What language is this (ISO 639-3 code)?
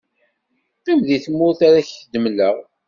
kab